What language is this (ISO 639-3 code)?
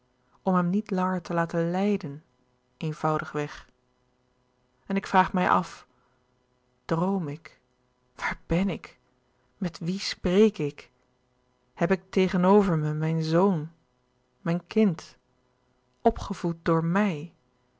nld